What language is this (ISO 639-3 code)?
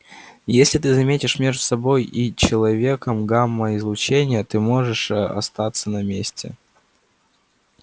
rus